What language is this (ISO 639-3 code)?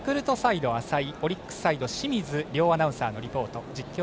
jpn